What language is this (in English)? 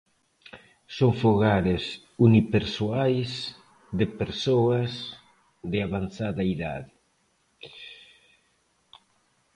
Galician